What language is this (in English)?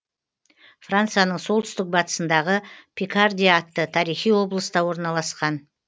Kazakh